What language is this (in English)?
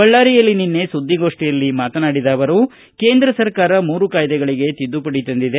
Kannada